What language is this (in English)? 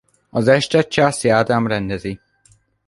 Hungarian